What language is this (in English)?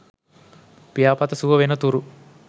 Sinhala